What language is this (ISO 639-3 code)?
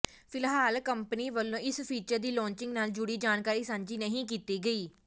pan